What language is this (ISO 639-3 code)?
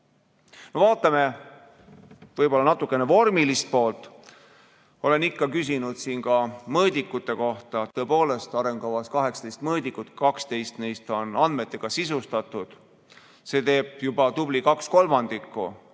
est